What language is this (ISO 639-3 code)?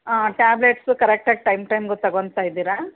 kan